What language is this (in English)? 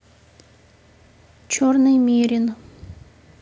Russian